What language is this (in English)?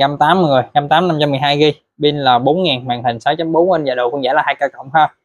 Vietnamese